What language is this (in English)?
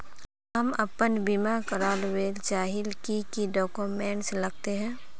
Magahi